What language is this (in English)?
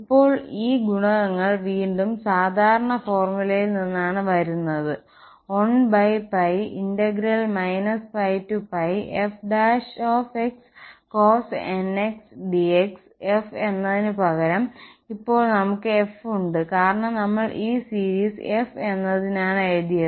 Malayalam